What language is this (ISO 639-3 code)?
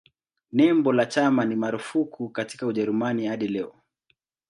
swa